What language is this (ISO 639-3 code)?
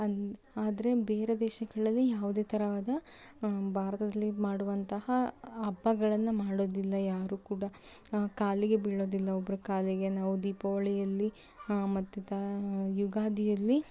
kan